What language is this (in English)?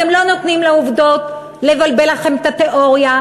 Hebrew